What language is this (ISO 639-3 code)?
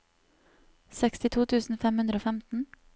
nor